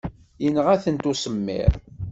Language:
Kabyle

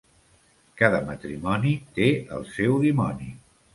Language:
Catalan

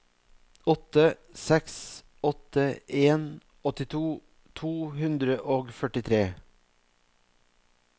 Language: Norwegian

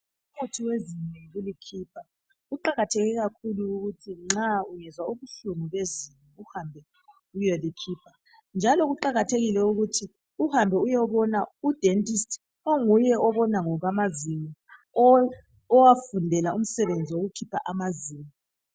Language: North Ndebele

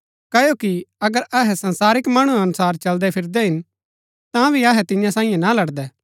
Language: Gaddi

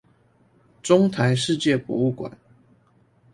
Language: Chinese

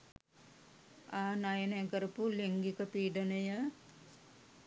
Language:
Sinhala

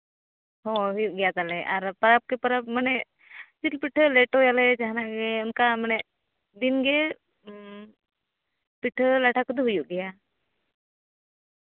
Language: Santali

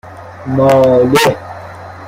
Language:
Persian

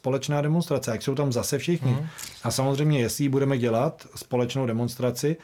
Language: Czech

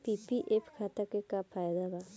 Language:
Bhojpuri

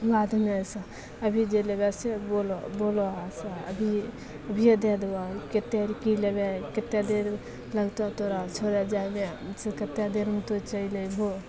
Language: Maithili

